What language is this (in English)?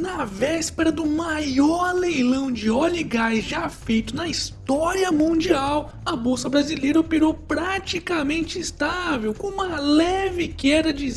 Portuguese